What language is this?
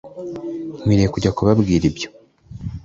Kinyarwanda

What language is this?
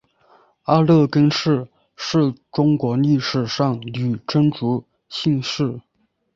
Chinese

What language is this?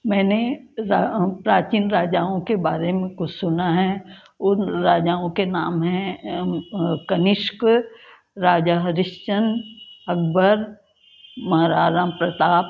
Hindi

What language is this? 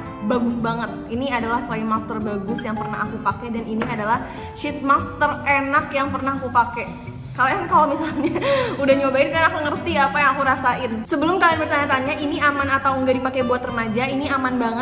Indonesian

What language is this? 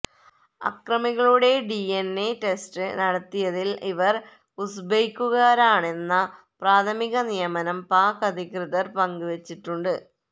Malayalam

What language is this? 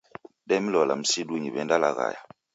Taita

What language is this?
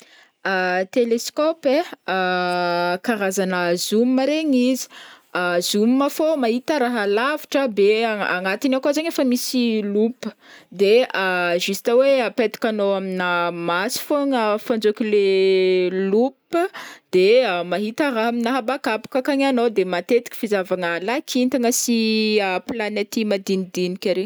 Northern Betsimisaraka Malagasy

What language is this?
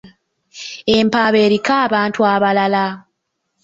Ganda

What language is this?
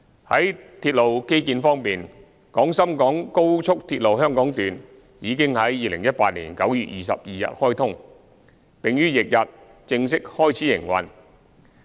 Cantonese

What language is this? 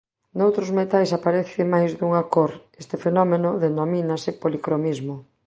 Galician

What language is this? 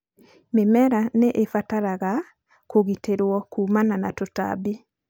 Kikuyu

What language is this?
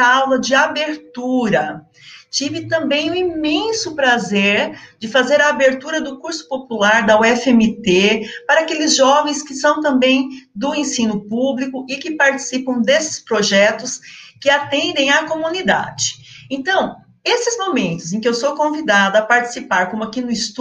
Portuguese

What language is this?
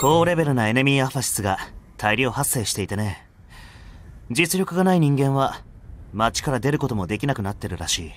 Japanese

